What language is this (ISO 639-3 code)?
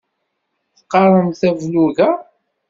kab